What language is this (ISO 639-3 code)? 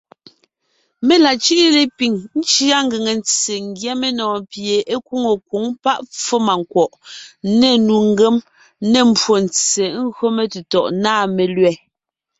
nnh